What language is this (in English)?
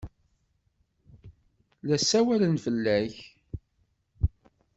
Kabyle